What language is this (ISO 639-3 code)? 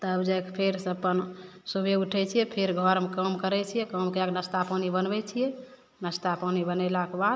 mai